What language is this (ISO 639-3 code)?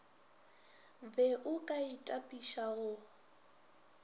nso